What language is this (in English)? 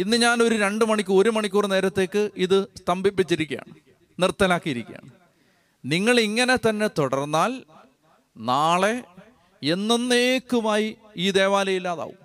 Malayalam